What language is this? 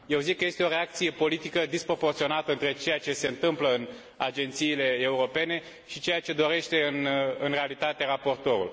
Romanian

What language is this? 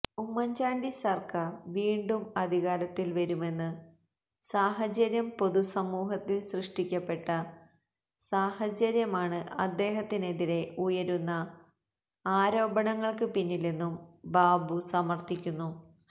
Malayalam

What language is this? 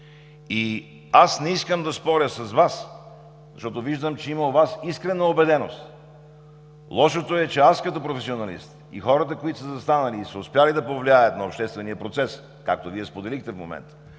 Bulgarian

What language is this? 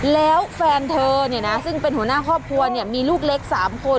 Thai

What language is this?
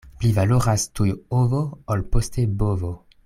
Esperanto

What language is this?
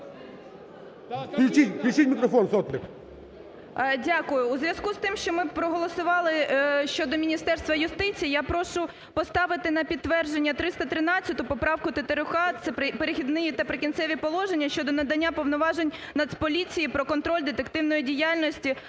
Ukrainian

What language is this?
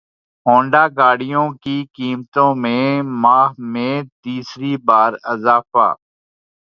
Urdu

